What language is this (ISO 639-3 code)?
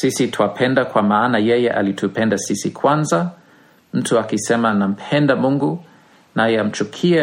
swa